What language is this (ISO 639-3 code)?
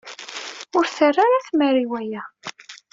kab